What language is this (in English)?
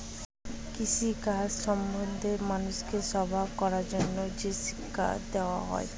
Bangla